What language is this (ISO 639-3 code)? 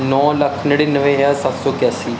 pan